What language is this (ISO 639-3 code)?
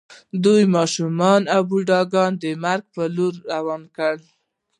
pus